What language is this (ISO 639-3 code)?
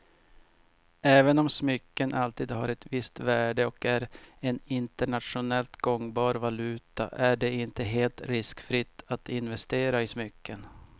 swe